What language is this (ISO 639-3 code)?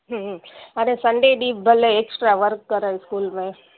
snd